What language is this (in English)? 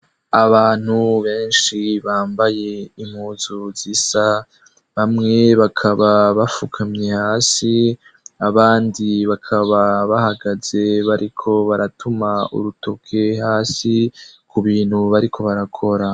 Rundi